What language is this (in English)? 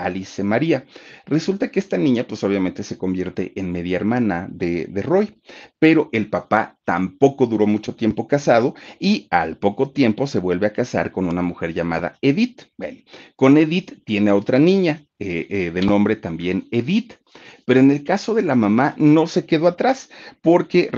Spanish